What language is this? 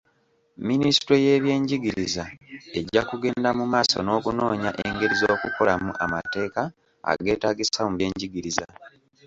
Ganda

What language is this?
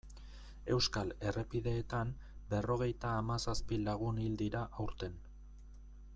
Basque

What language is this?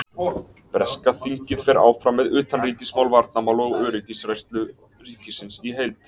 Icelandic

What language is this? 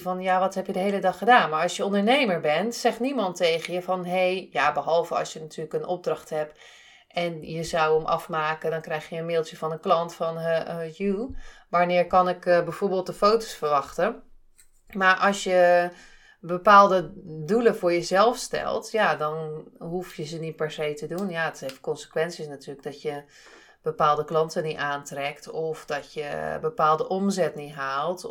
Dutch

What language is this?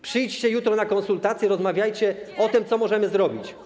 Polish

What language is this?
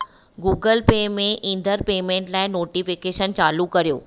Sindhi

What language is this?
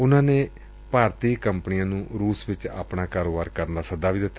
Punjabi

